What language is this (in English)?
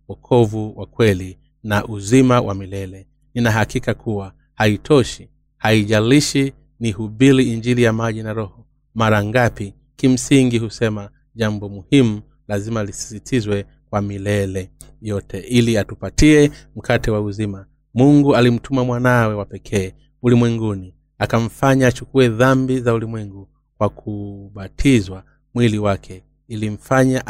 Swahili